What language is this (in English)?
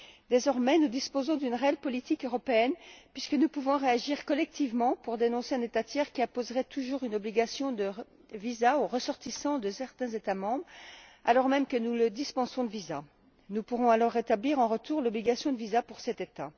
French